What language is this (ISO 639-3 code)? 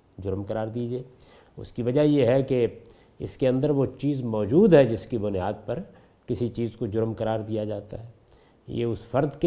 urd